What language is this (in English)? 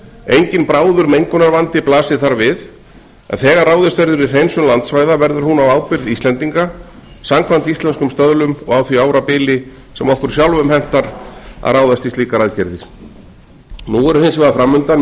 Icelandic